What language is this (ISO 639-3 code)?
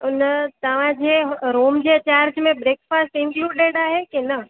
snd